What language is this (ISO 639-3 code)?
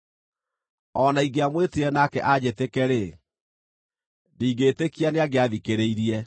kik